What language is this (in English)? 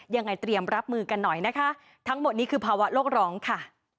Thai